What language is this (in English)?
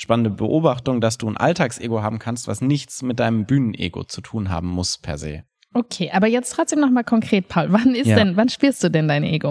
German